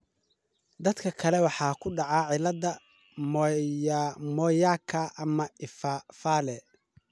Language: Somali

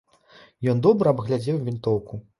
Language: Belarusian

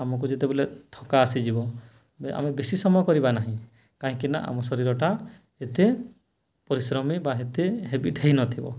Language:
Odia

